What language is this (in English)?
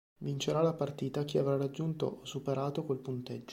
Italian